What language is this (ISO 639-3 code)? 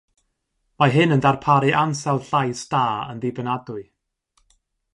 cym